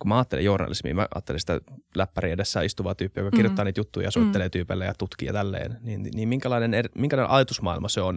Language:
Finnish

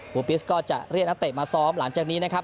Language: Thai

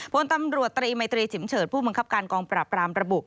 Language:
Thai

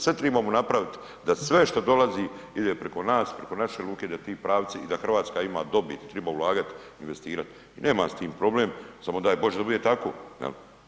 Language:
Croatian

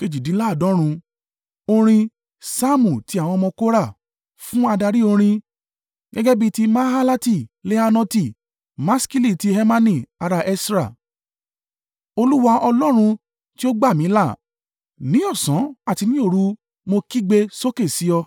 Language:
Yoruba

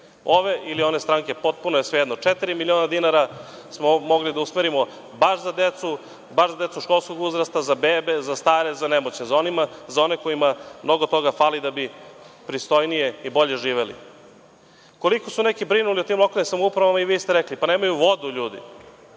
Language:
Serbian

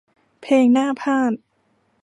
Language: Thai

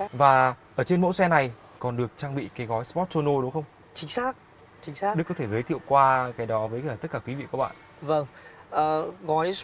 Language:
Vietnamese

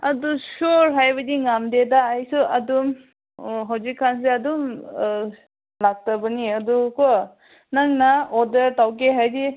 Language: Manipuri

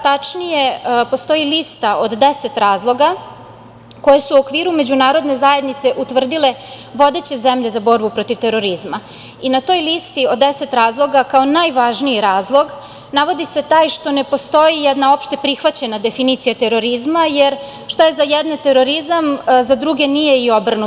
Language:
Serbian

